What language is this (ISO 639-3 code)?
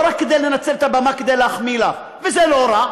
heb